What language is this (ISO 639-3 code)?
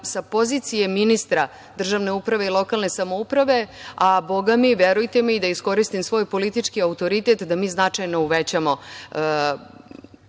srp